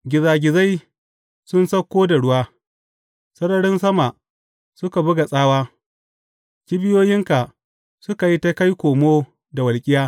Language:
Hausa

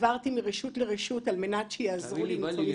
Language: Hebrew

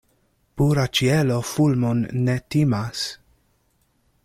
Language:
Esperanto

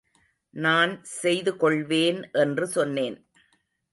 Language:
Tamil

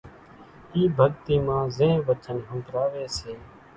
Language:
Kachi Koli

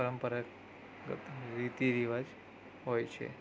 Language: Gujarati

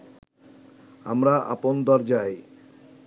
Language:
Bangla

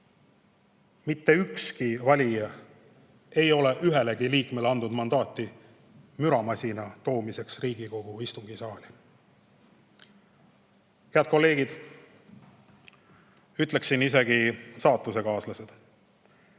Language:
Estonian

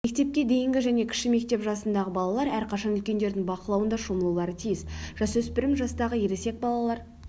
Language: Kazakh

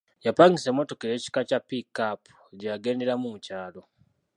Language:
Ganda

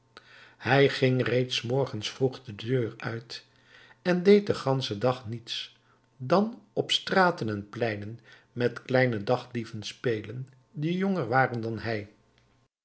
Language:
Dutch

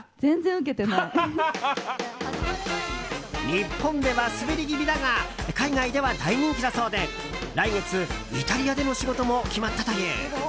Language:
Japanese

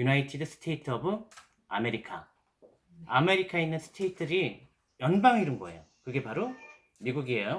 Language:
Korean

